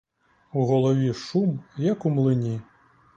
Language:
Ukrainian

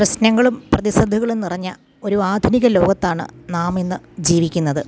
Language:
Malayalam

